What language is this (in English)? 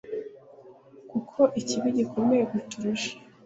Kinyarwanda